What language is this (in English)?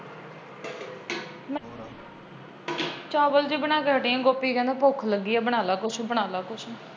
Punjabi